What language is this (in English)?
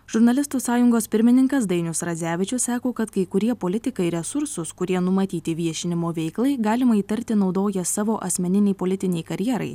Lithuanian